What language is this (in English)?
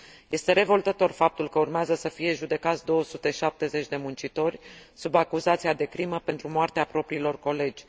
Romanian